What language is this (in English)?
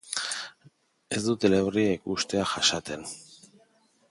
Basque